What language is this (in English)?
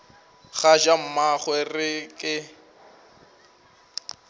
Northern Sotho